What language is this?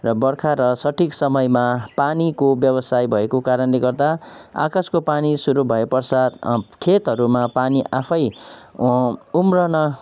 Nepali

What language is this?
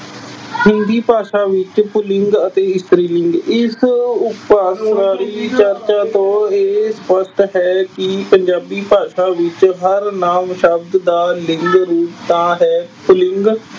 Punjabi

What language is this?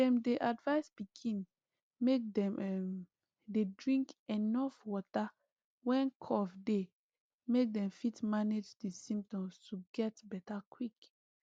Nigerian Pidgin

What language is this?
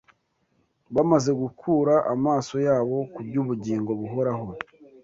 Kinyarwanda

